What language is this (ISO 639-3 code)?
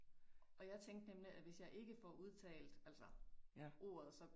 dan